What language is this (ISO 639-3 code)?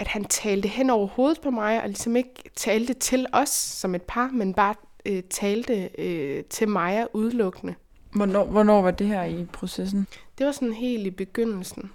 dan